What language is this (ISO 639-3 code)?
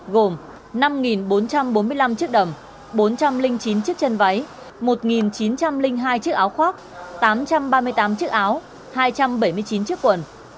vie